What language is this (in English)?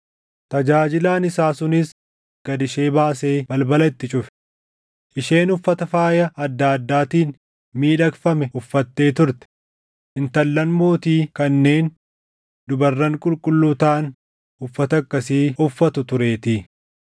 Oromo